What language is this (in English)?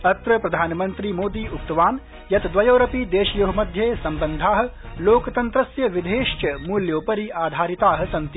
Sanskrit